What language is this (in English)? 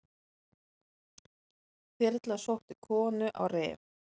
Icelandic